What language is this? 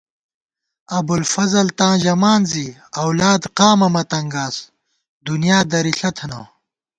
Gawar-Bati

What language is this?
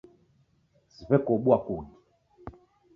Taita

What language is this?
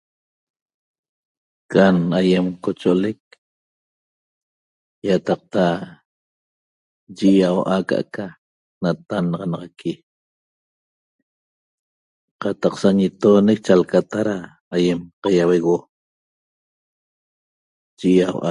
Toba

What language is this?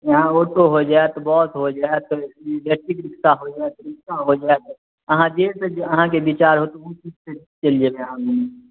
Maithili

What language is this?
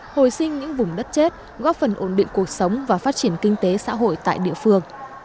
Vietnamese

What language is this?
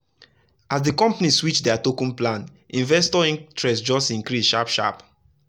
Nigerian Pidgin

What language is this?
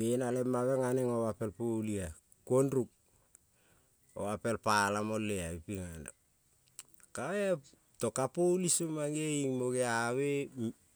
Kol (Papua New Guinea)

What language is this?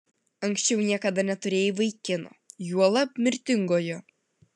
Lithuanian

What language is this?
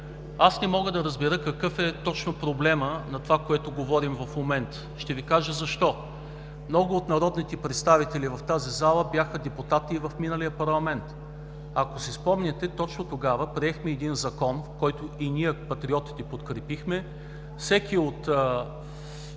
Bulgarian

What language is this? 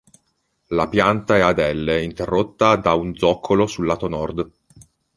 Italian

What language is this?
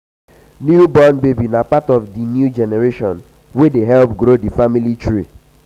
Nigerian Pidgin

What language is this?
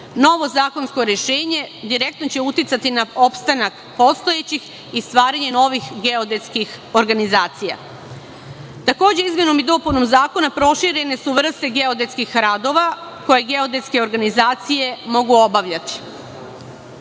Serbian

